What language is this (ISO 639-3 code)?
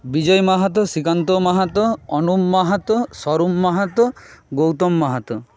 ben